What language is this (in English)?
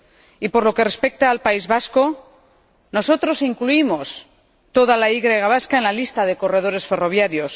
Spanish